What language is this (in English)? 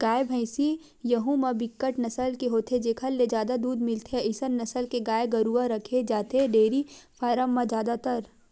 Chhattisgarhi